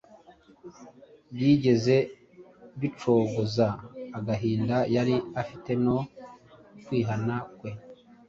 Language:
Kinyarwanda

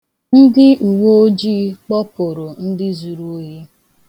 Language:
Igbo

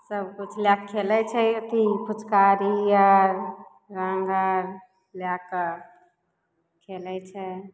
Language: Maithili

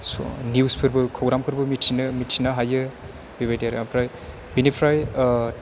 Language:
Bodo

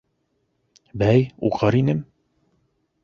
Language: Bashkir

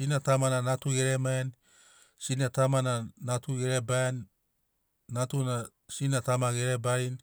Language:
Sinaugoro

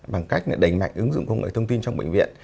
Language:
Vietnamese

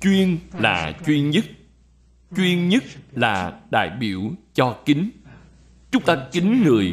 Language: Vietnamese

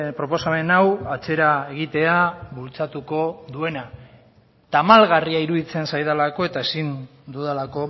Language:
Basque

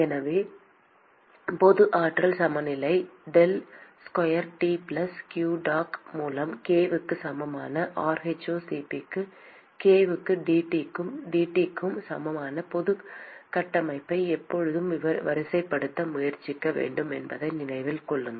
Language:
Tamil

